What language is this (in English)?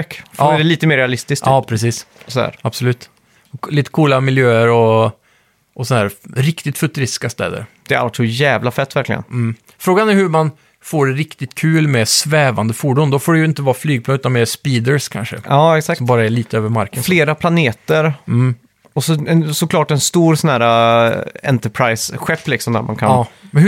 Swedish